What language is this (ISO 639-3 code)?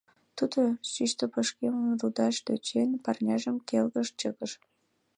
chm